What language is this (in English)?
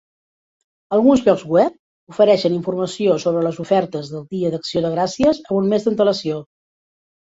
Catalan